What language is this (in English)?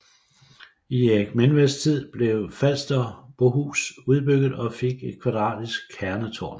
Danish